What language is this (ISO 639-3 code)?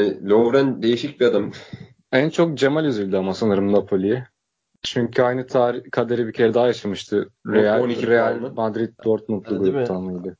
tur